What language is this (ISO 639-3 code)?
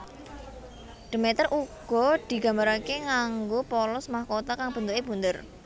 jav